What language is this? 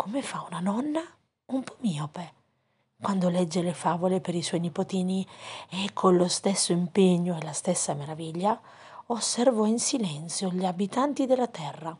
Italian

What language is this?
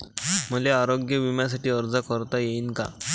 Marathi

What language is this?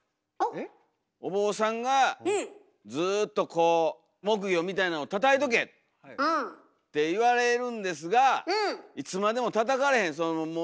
Japanese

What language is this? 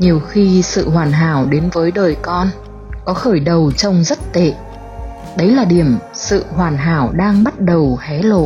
Vietnamese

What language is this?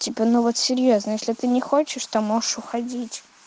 Russian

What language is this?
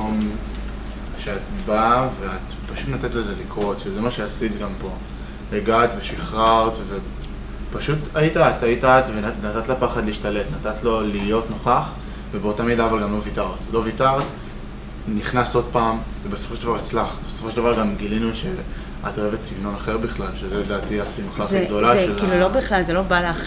Hebrew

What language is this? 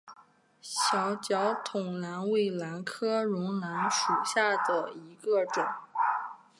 Chinese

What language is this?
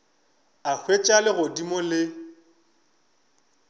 Northern Sotho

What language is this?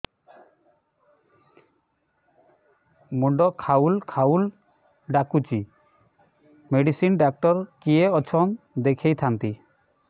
Odia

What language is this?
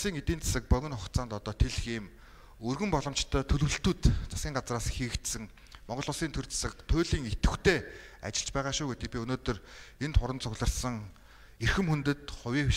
Turkish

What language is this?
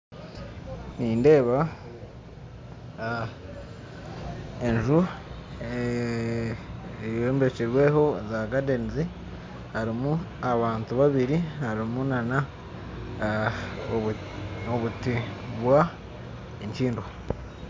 Nyankole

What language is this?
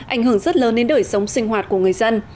Vietnamese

